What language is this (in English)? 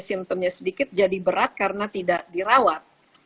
Indonesian